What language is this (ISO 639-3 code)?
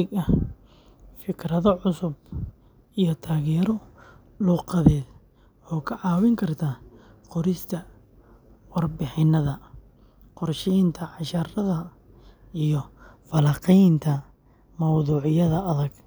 som